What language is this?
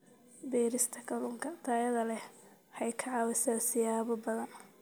Somali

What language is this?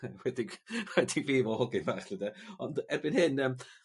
Welsh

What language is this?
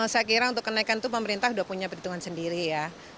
Indonesian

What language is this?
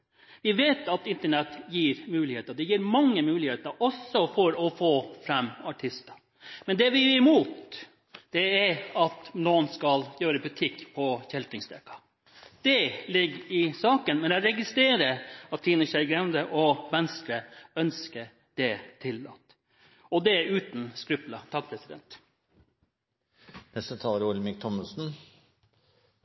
Norwegian Bokmål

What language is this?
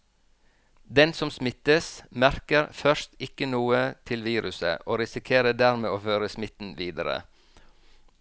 Norwegian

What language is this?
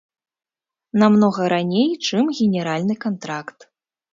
Belarusian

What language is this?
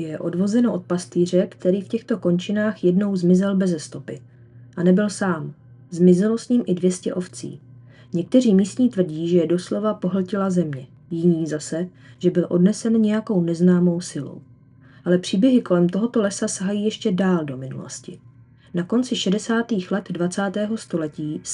Czech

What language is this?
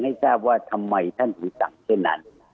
Thai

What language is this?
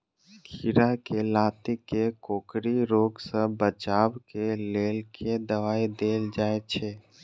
Maithili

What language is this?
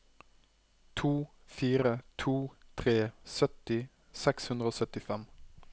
Norwegian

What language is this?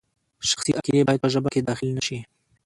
Pashto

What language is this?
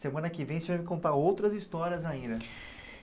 Portuguese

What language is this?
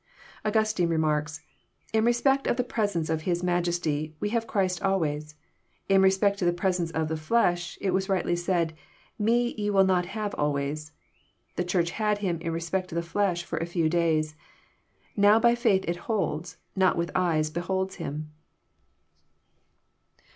English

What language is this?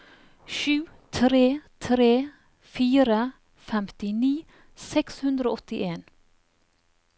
Norwegian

